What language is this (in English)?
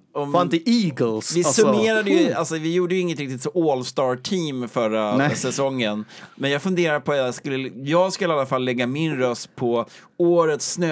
Swedish